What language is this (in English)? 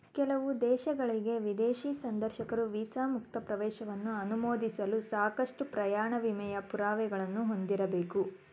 Kannada